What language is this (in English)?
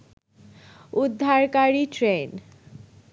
Bangla